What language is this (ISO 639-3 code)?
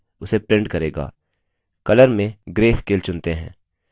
hin